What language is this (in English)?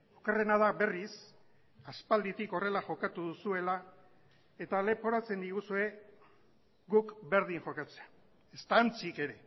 Basque